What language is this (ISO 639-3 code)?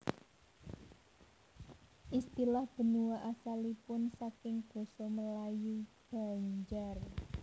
jav